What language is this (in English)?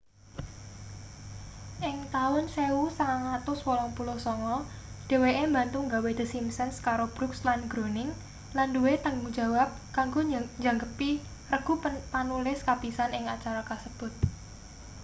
Javanese